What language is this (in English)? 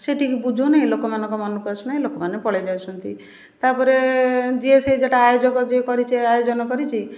Odia